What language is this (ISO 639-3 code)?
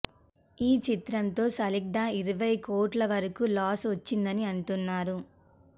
tel